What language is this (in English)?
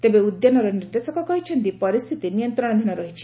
Odia